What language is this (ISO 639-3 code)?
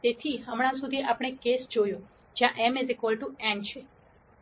guj